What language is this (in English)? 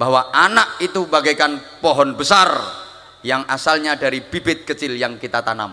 Indonesian